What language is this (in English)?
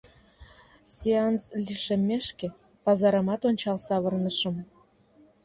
Mari